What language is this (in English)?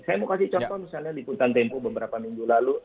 Indonesian